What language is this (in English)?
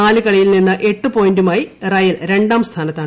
Malayalam